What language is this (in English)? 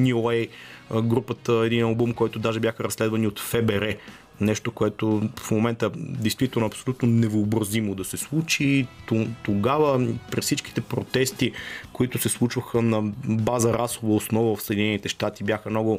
Bulgarian